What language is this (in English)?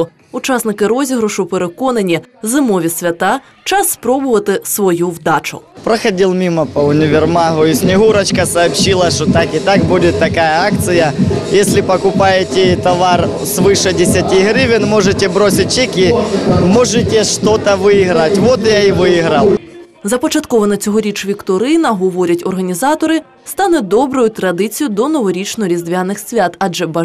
Ukrainian